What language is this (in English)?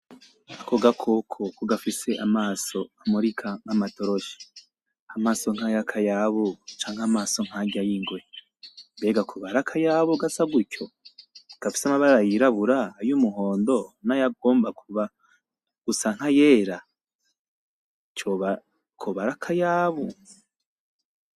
Rundi